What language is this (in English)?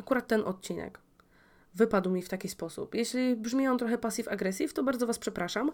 Polish